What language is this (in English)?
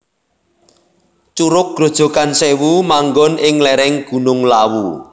Javanese